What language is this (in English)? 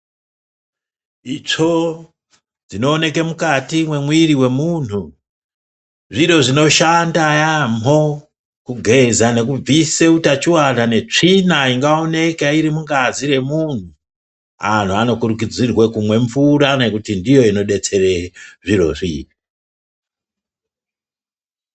Ndau